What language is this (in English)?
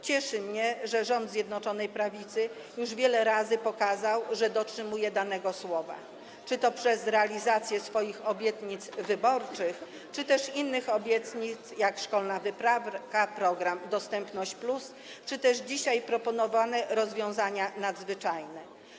Polish